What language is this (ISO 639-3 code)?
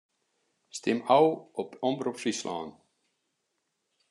fry